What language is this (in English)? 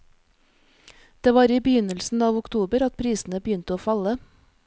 Norwegian